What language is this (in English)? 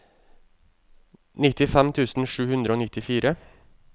Norwegian